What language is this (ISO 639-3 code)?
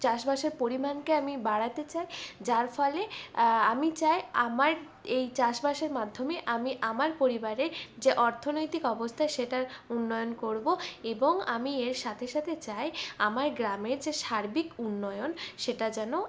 ben